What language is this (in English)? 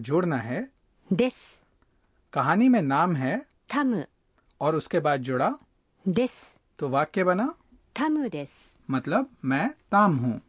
Hindi